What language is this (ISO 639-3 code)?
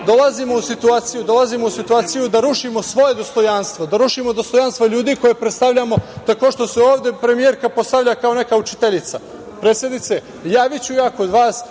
srp